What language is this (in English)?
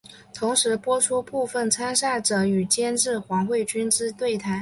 Chinese